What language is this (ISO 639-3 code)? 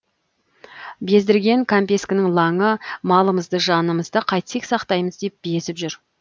kaz